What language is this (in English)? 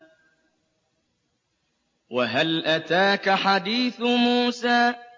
Arabic